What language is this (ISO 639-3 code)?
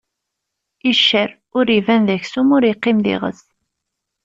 kab